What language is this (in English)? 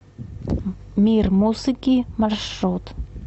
Russian